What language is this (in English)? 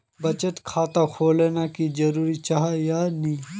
Magahi